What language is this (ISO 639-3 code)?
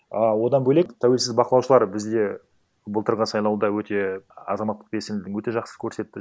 kaz